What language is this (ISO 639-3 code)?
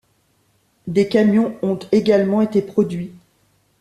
fra